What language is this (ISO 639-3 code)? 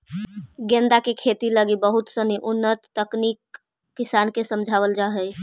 mag